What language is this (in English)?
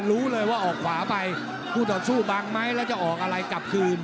Thai